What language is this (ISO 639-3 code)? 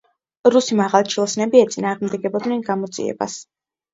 kat